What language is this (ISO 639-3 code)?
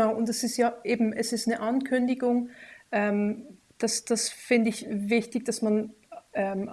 deu